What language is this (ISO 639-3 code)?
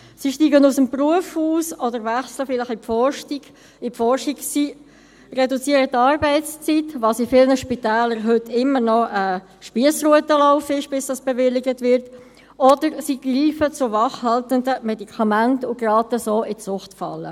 gsw